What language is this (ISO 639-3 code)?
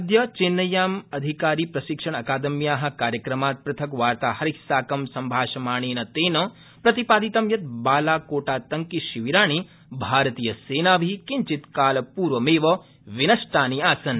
san